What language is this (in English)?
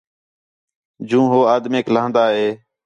Khetrani